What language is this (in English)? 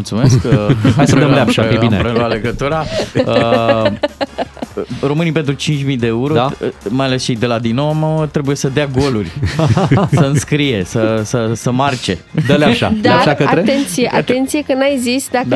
Romanian